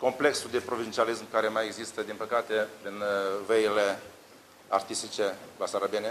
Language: Romanian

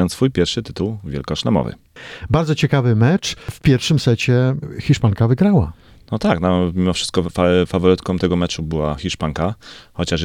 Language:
Polish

